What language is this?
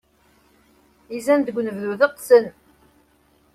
Kabyle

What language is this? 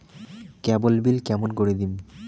Bangla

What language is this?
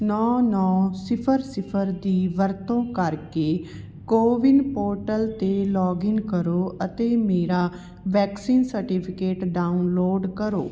Punjabi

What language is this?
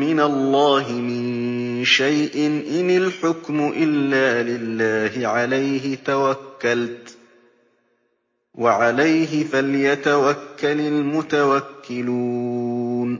Arabic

